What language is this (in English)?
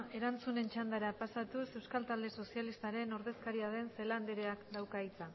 Basque